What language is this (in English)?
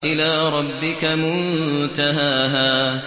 Arabic